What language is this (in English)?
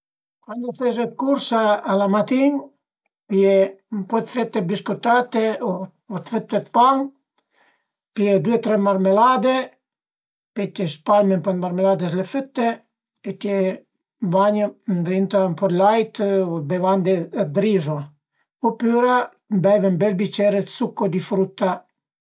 Piedmontese